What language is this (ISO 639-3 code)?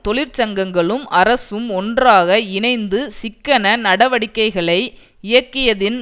tam